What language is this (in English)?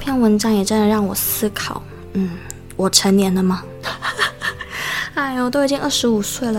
Chinese